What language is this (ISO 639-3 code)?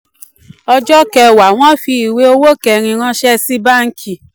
yor